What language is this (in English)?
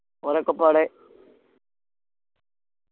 Malayalam